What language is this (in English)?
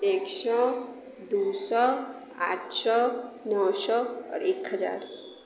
Maithili